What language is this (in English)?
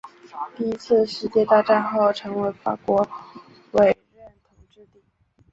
Chinese